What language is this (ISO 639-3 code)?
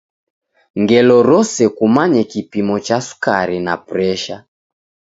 dav